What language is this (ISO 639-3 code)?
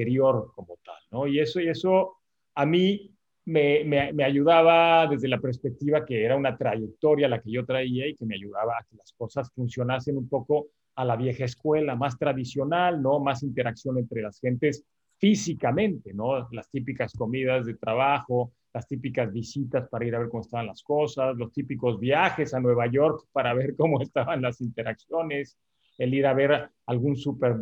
spa